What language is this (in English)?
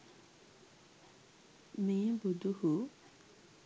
Sinhala